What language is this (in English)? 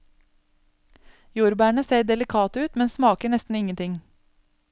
Norwegian